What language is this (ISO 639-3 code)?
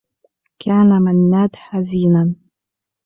ara